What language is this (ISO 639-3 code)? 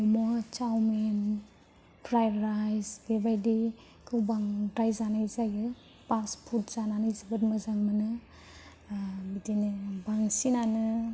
brx